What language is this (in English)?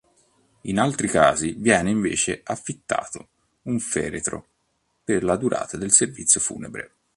Italian